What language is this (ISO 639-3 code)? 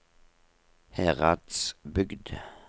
nor